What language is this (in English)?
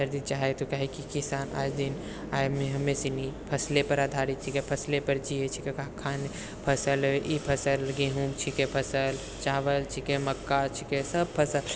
Maithili